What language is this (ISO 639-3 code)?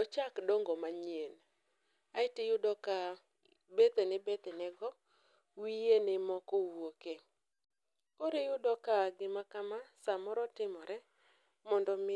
luo